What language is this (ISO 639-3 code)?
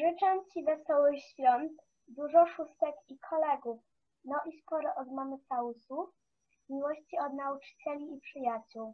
pol